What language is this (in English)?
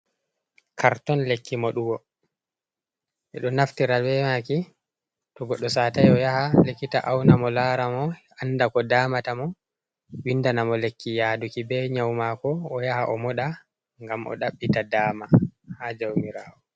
Fula